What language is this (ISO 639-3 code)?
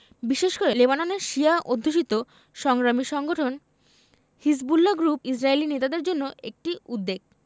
ben